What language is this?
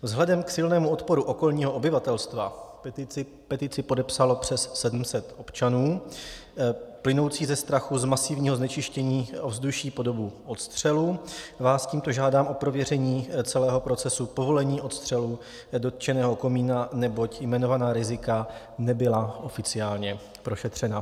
Czech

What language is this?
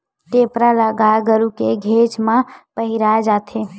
Chhattisgarhi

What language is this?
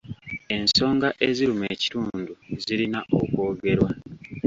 Ganda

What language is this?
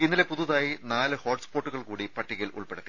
Malayalam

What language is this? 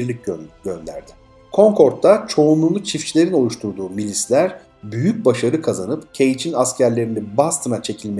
Turkish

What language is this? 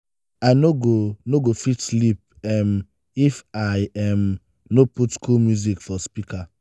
Nigerian Pidgin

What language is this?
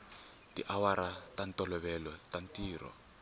Tsonga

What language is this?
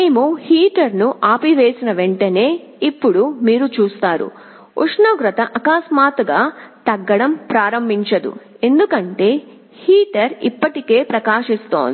Telugu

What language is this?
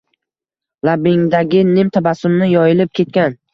Uzbek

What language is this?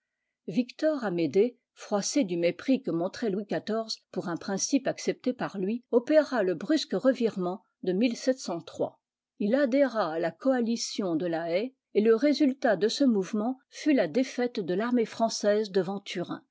French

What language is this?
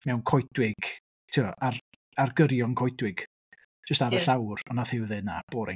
Welsh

